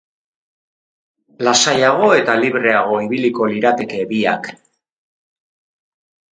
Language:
Basque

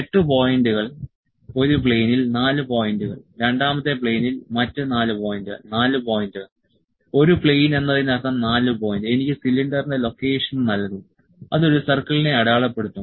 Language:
Malayalam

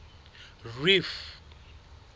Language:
Southern Sotho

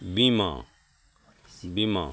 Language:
Maithili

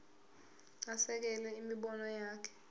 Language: Zulu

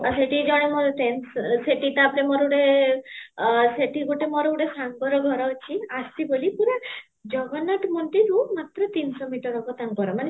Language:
Odia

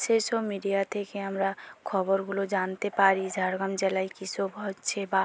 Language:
Bangla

